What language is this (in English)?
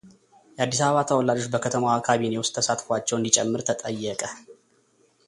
Amharic